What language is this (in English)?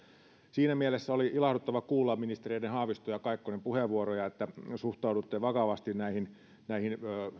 Finnish